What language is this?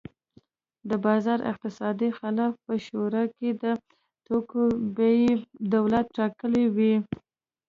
Pashto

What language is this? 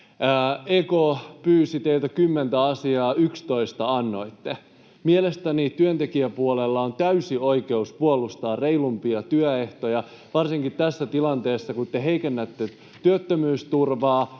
Finnish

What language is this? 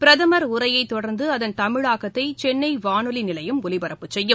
Tamil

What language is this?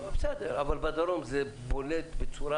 Hebrew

